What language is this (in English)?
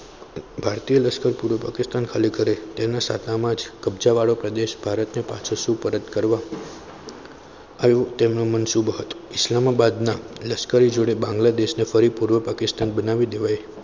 Gujarati